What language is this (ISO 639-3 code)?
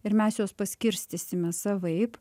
lit